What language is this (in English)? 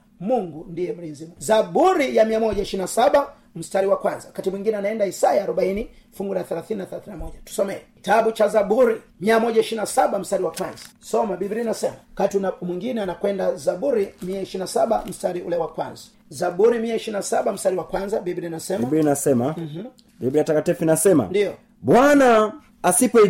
Swahili